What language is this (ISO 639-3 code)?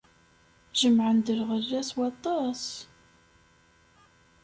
kab